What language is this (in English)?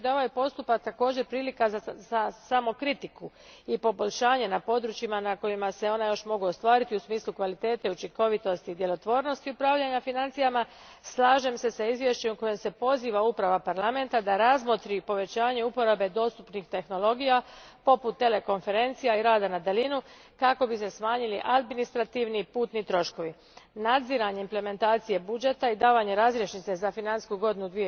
Croatian